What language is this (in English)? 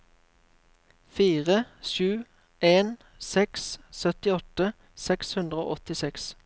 Norwegian